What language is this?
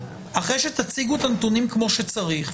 Hebrew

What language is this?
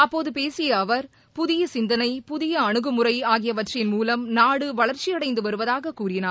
Tamil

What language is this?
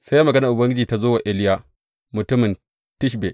Hausa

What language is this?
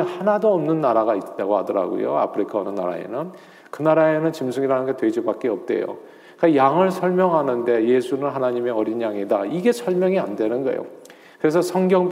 Korean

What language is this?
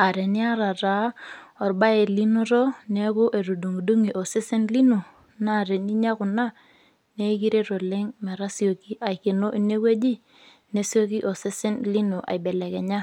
Masai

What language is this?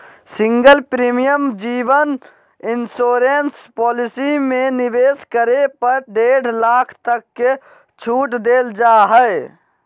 Magahi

